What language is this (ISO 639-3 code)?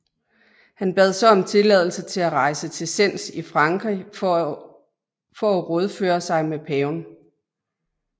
dan